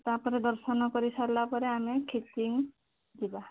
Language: Odia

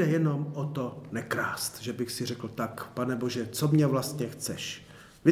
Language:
Czech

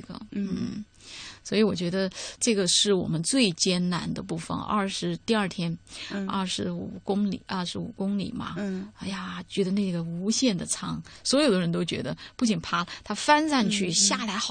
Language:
Chinese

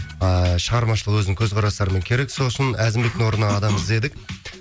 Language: Kazakh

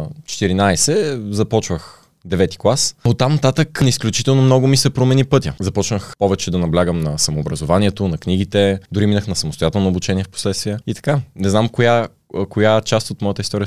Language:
Bulgarian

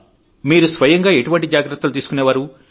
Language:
Telugu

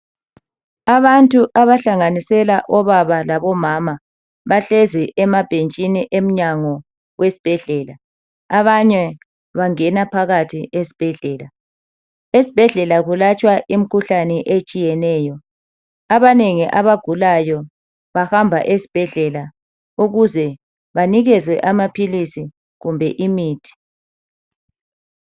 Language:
North Ndebele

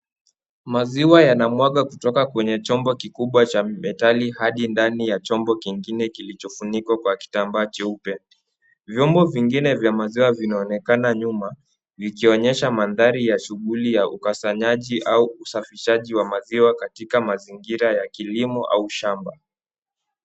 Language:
Swahili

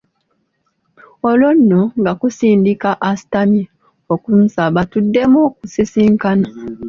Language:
Ganda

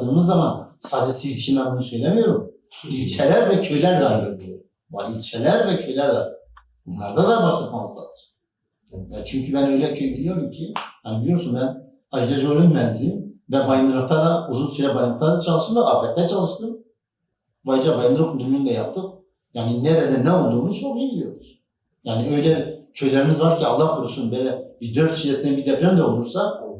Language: Turkish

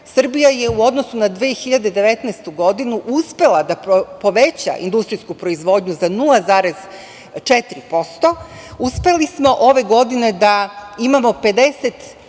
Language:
Serbian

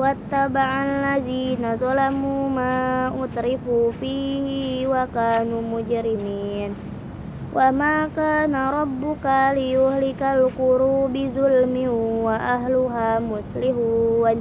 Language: Indonesian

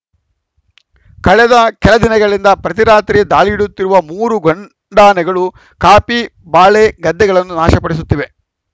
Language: Kannada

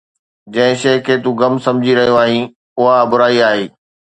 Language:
Sindhi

